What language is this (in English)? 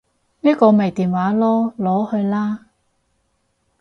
Cantonese